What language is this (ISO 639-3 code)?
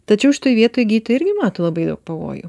lit